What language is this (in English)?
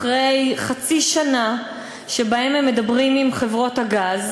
Hebrew